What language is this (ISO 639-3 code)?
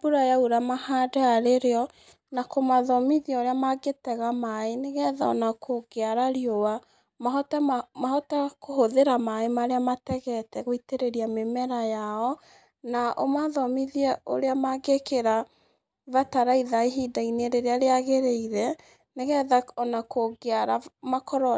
kik